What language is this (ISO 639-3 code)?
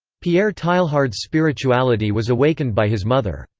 eng